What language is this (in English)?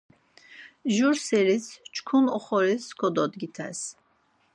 Laz